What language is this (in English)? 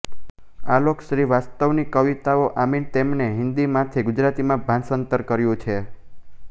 Gujarati